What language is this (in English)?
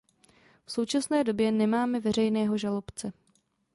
Czech